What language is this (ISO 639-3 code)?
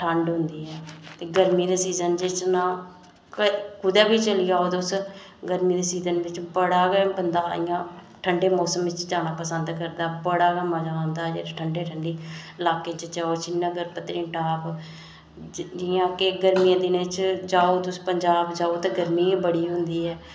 doi